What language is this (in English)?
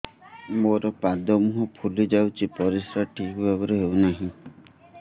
Odia